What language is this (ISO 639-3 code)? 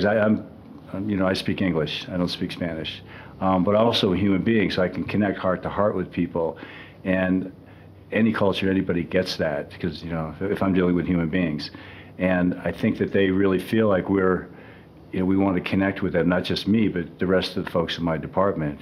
eng